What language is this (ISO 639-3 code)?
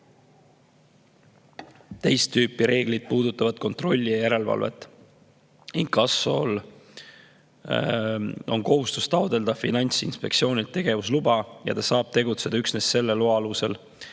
est